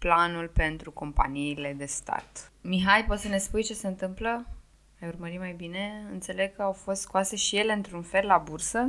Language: Romanian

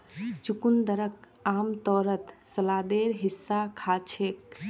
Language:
Magahi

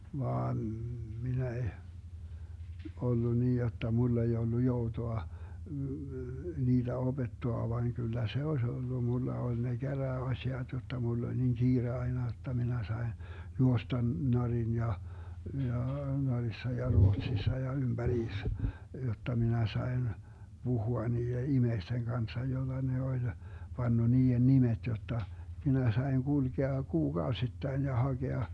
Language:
Finnish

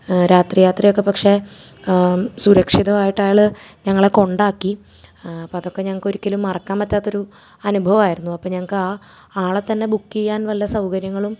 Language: Malayalam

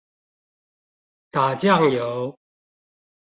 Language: Chinese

